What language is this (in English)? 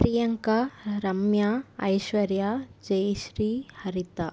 Tamil